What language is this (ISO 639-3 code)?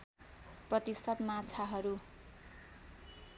nep